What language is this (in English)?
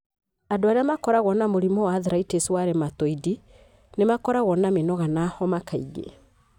Kikuyu